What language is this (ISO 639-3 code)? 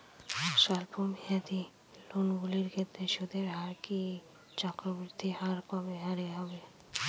ben